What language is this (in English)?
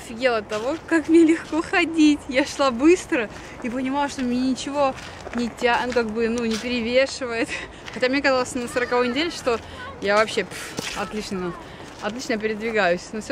Russian